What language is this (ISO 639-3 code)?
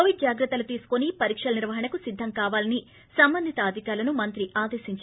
tel